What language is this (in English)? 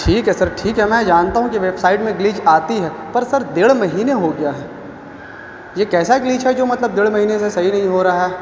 Urdu